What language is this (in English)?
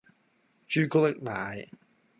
Cantonese